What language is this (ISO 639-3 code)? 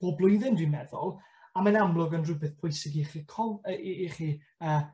cym